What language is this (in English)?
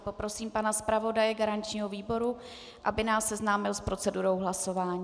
Czech